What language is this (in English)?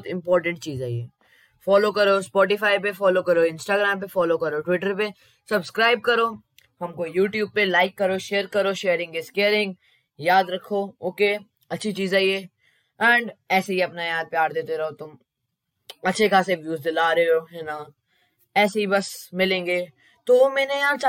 Hindi